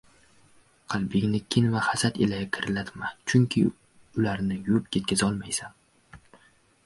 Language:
Uzbek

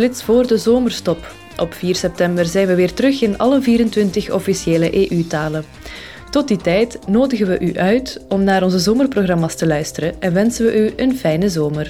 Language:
Dutch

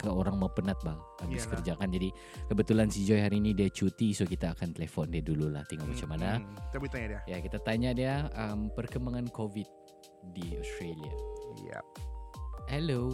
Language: Malay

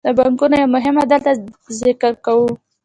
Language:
Pashto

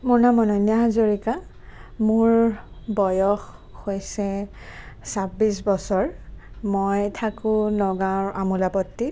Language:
Assamese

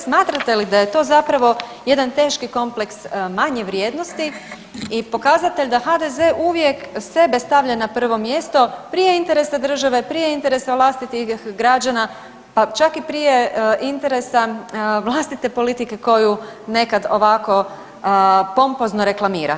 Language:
Croatian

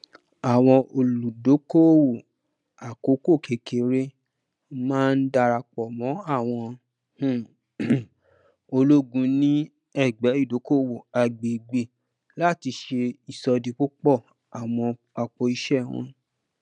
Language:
Yoruba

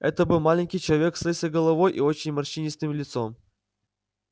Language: Russian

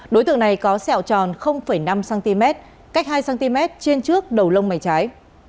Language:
Vietnamese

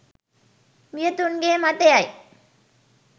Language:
Sinhala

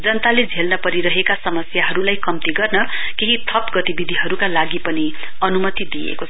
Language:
Nepali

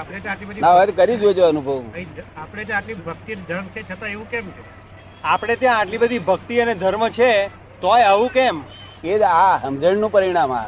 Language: Gujarati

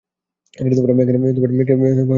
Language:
Bangla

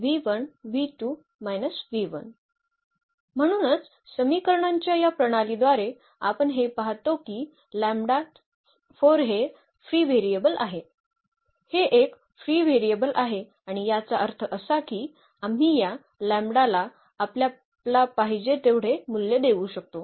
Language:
Marathi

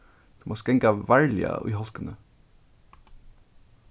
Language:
Faroese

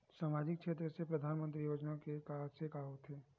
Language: Chhattisgarhi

